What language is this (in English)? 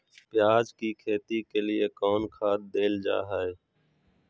Magahi